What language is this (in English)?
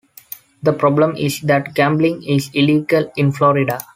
English